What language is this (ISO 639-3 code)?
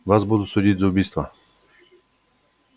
rus